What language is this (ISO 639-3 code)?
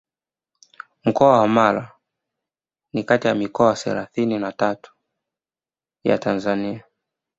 swa